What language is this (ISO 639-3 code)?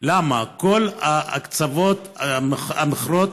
heb